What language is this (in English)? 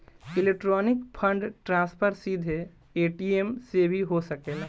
Bhojpuri